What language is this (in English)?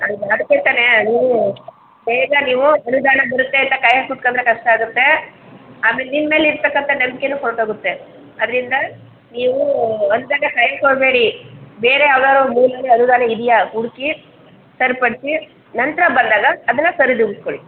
Kannada